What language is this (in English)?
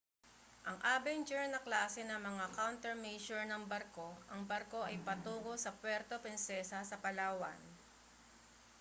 Filipino